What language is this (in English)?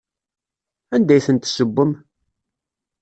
Kabyle